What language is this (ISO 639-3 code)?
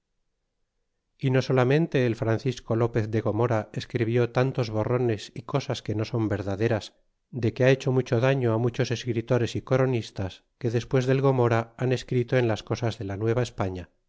spa